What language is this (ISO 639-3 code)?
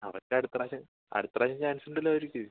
mal